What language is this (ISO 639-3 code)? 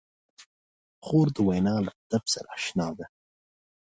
pus